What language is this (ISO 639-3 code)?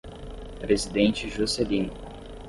por